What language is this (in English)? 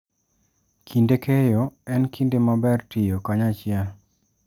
Luo (Kenya and Tanzania)